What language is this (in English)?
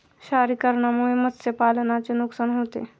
Marathi